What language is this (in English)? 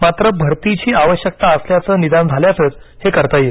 Marathi